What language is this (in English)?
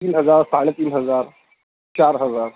Urdu